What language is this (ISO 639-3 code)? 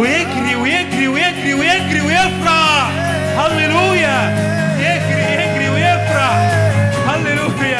ara